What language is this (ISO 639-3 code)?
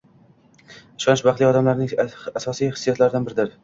uzb